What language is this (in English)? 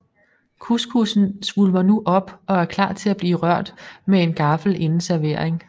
Danish